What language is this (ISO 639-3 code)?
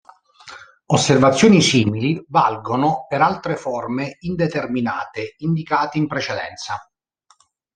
ita